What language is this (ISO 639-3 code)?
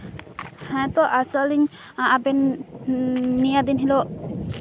sat